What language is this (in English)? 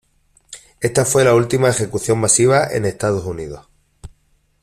Spanish